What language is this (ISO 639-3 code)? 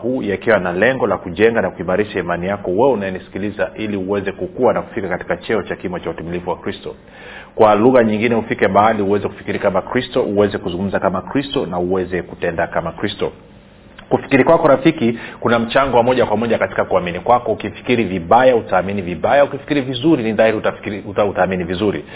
swa